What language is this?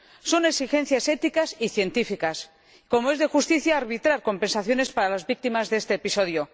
Spanish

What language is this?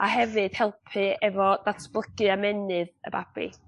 Welsh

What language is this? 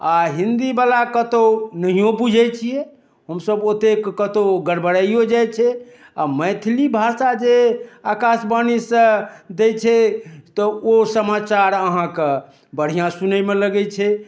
Maithili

